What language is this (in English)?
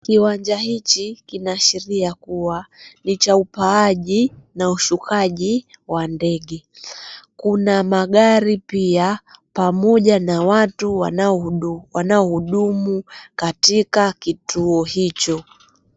Swahili